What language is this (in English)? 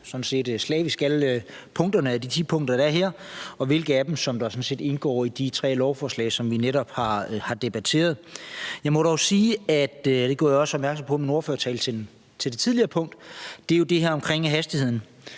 Danish